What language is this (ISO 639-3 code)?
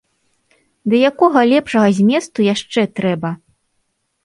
bel